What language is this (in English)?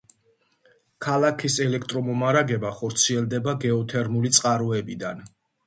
Georgian